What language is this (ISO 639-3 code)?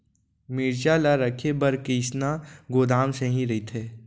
hne